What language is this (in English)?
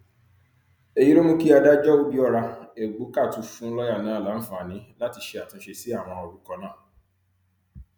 Yoruba